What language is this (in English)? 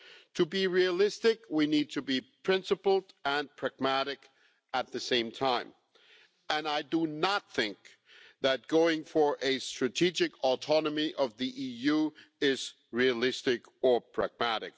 English